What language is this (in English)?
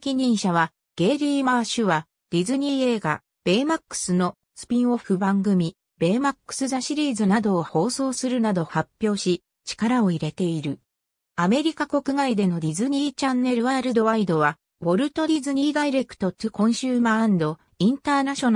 Japanese